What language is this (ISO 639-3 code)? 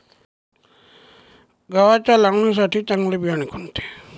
mar